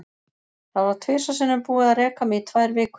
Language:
Icelandic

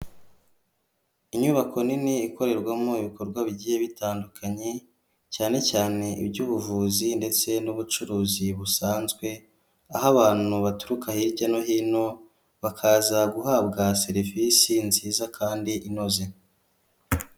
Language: Kinyarwanda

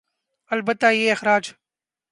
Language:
Urdu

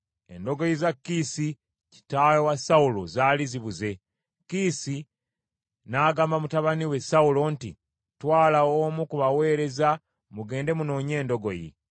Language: Ganda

